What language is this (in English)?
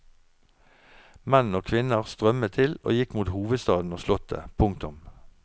Norwegian